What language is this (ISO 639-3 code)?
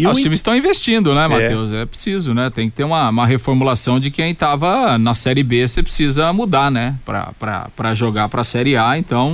por